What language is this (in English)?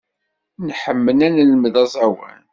Kabyle